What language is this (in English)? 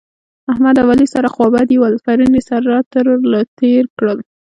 Pashto